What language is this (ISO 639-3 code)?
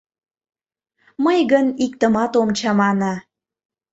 chm